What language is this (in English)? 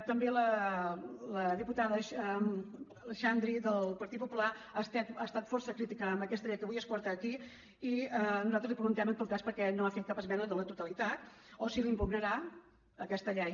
Catalan